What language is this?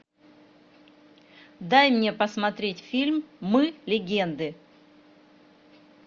Russian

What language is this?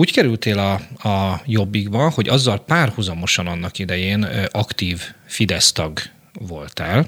Hungarian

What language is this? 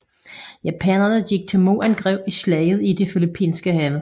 Danish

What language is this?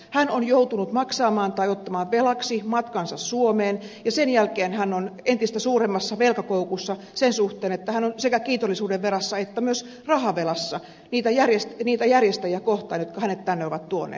Finnish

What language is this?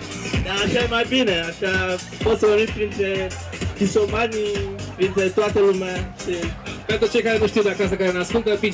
Romanian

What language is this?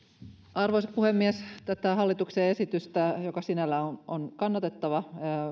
Finnish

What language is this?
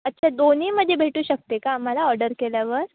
Marathi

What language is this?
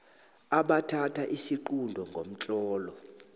South Ndebele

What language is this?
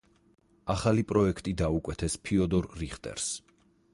Georgian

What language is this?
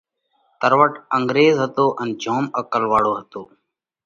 Parkari Koli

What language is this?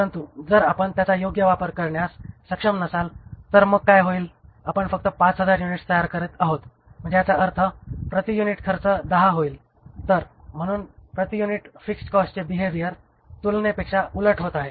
Marathi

